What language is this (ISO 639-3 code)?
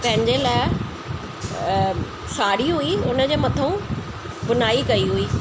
snd